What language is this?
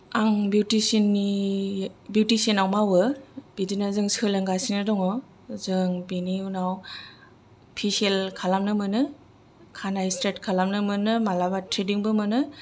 Bodo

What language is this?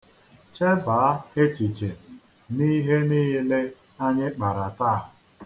Igbo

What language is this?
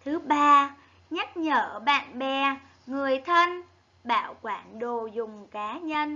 Vietnamese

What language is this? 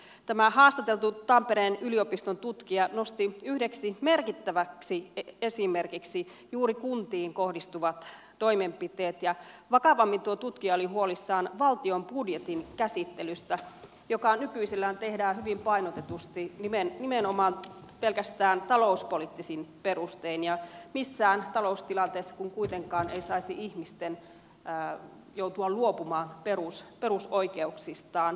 Finnish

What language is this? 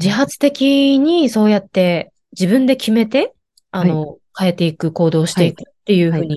Japanese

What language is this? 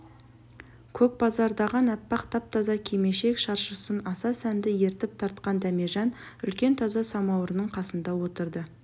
Kazakh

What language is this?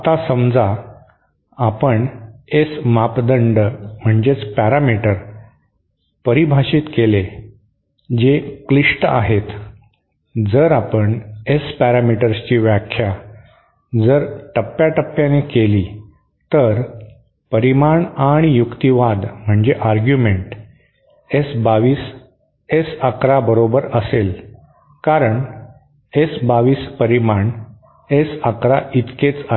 Marathi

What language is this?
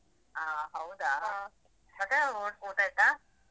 Kannada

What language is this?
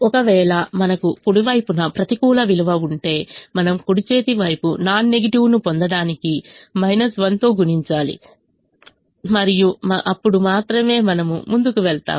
Telugu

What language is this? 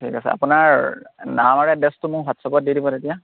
Assamese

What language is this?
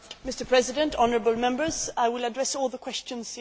English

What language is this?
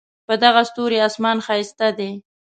Pashto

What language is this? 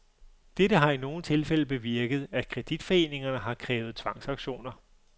Danish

